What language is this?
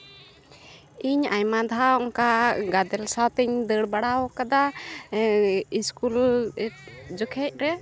Santali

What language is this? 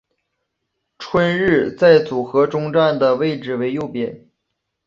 Chinese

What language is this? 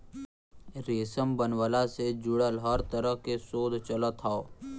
Bhojpuri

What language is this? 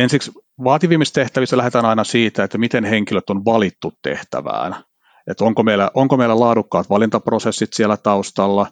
Finnish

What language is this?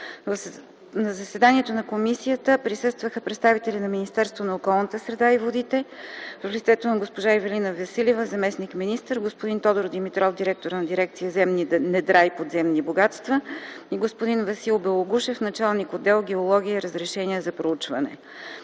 Bulgarian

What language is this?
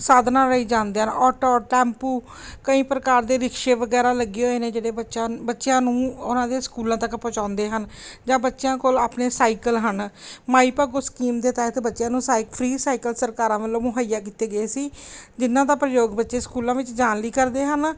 Punjabi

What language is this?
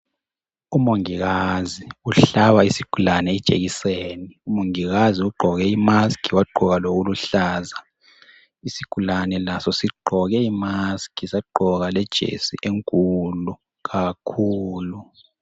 North Ndebele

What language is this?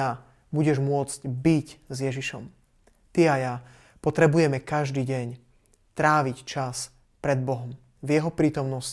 Slovak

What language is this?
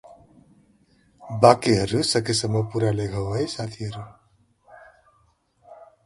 Nepali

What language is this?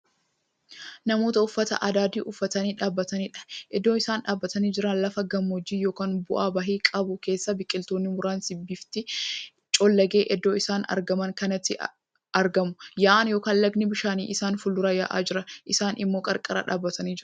Oromo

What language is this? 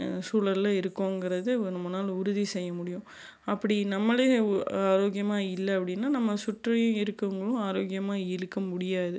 Tamil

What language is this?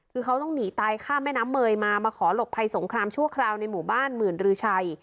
Thai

